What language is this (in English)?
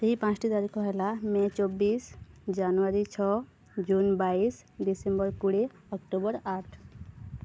Odia